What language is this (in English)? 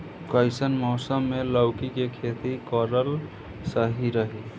Bhojpuri